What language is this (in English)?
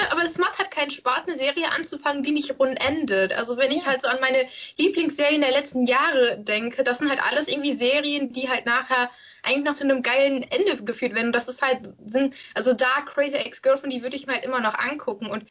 German